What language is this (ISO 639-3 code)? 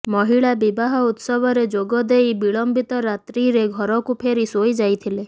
ori